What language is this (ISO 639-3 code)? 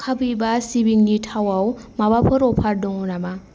brx